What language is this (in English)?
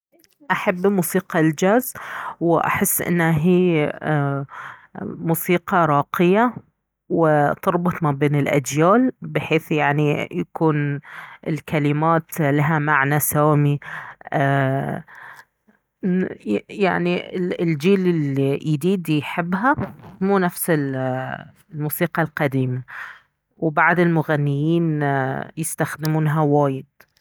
Baharna Arabic